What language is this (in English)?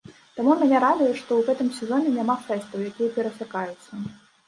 Belarusian